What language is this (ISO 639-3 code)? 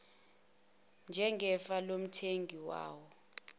zul